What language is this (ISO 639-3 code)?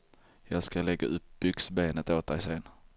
swe